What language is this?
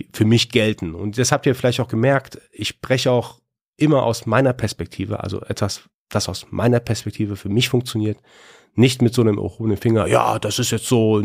German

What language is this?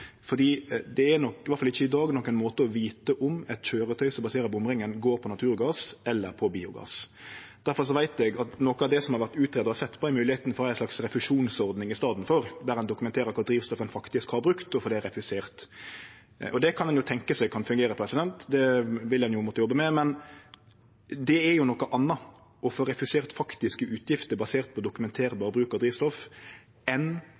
Norwegian Nynorsk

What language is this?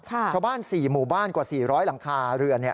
Thai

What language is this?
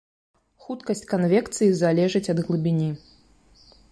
Belarusian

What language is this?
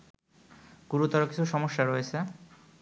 Bangla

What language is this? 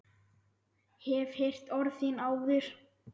Icelandic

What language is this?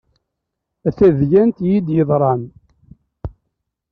Kabyle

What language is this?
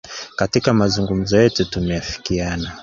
Swahili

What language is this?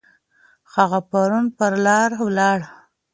Pashto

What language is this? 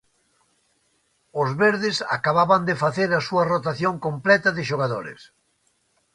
Galician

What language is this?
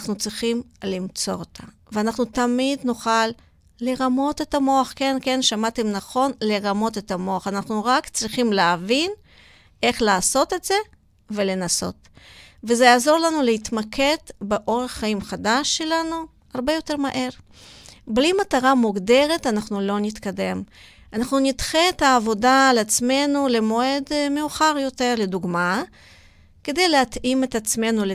Hebrew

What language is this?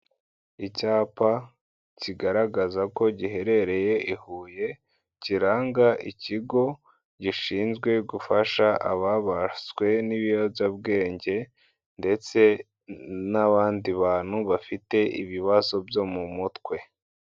Kinyarwanda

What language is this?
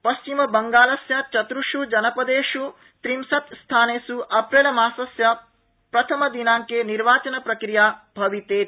Sanskrit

